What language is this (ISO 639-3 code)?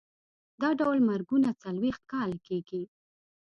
pus